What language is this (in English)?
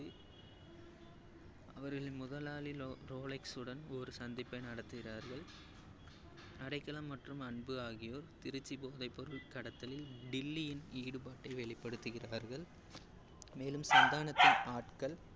Tamil